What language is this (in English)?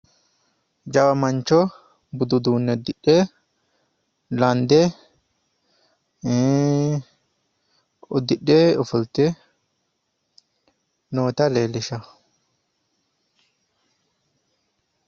Sidamo